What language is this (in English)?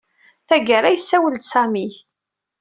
Kabyle